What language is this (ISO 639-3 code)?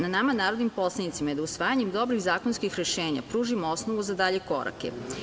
srp